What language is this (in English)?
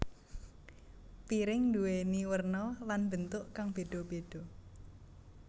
Javanese